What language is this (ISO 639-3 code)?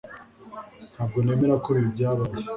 kin